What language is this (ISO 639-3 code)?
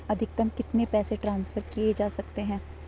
hin